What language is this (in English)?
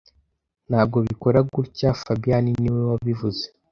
Kinyarwanda